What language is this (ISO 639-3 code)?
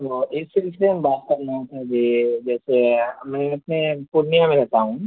urd